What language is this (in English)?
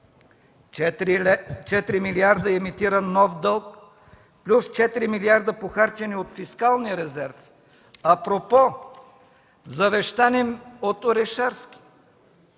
Bulgarian